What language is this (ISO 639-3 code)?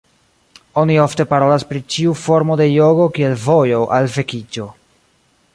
epo